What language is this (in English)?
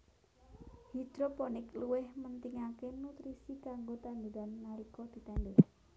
Javanese